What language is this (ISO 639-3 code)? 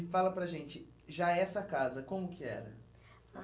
por